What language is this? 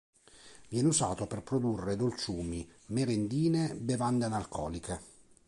Italian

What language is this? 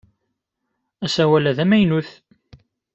Kabyle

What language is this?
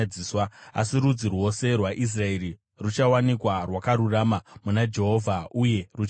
Shona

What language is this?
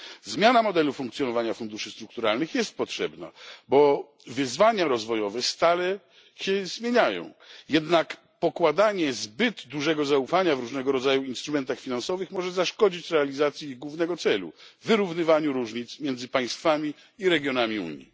Polish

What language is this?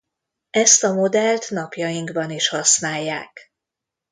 Hungarian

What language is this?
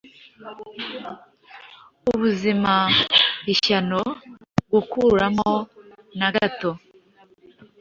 Kinyarwanda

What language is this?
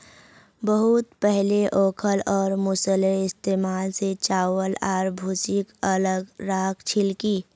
Magahi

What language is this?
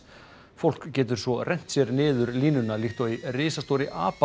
Icelandic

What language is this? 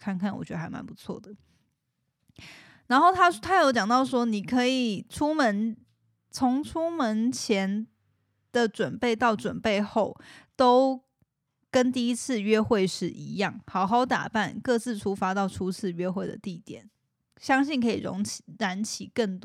Chinese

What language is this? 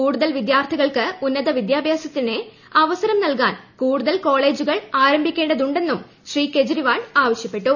Malayalam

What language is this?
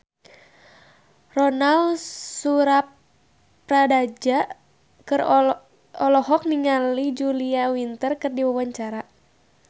Sundanese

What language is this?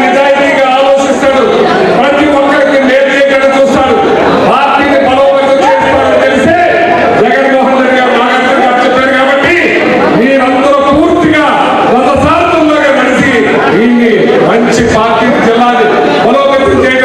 Arabic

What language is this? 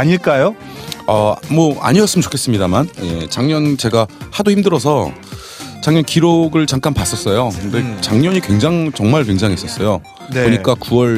Korean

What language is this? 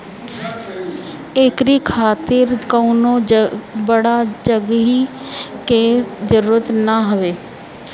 Bhojpuri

